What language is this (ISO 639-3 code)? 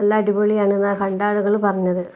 mal